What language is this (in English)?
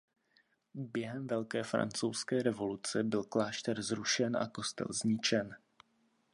Czech